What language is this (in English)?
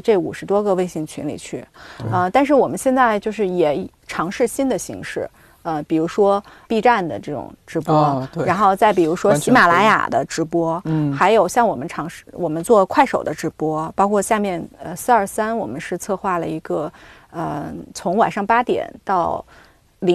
Chinese